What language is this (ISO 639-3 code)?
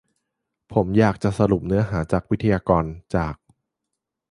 tha